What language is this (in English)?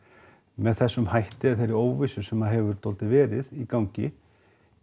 Icelandic